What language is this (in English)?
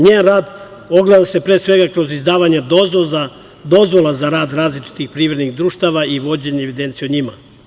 Serbian